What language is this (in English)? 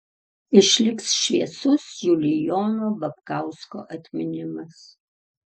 Lithuanian